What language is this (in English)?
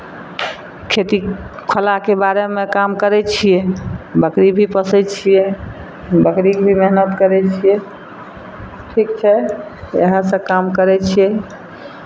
Maithili